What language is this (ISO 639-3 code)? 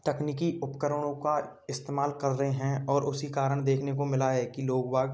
hin